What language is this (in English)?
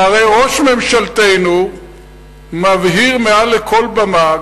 Hebrew